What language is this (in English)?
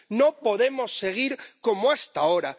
Spanish